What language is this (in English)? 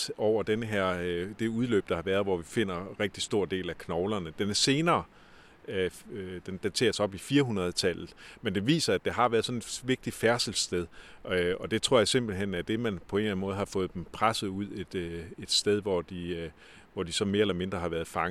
Danish